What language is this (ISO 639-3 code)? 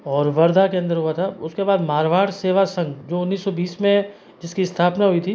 hin